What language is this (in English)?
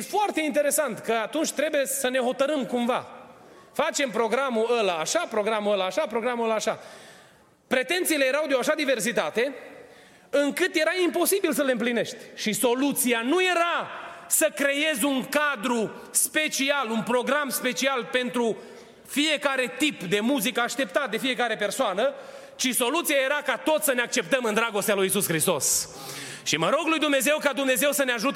Romanian